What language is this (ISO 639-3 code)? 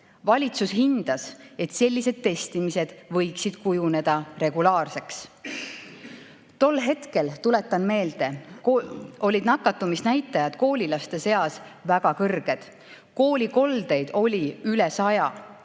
est